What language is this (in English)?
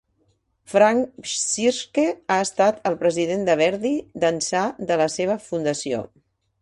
Catalan